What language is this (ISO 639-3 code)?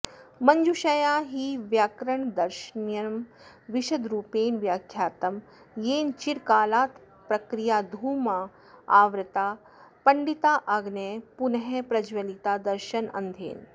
san